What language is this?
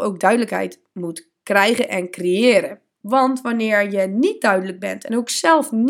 Dutch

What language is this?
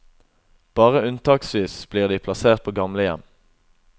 Norwegian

